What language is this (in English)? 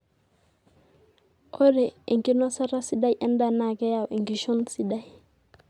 Masai